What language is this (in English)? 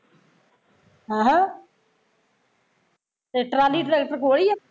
Punjabi